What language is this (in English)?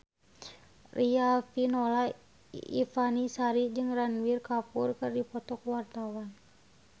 Sundanese